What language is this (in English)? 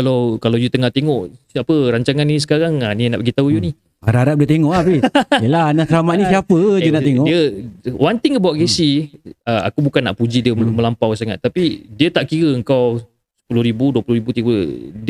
Malay